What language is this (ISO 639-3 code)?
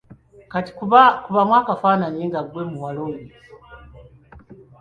lug